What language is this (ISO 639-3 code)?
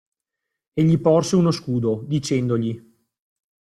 ita